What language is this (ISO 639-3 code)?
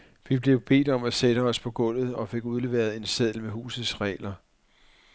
dan